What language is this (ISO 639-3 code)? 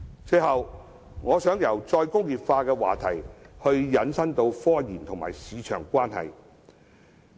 yue